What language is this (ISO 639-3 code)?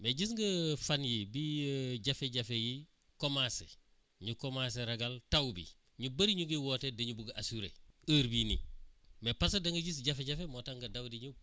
wol